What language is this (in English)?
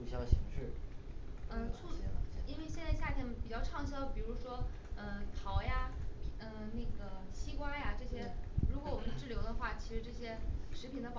Chinese